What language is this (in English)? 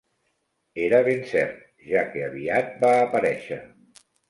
Catalan